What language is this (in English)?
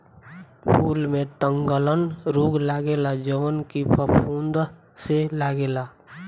Bhojpuri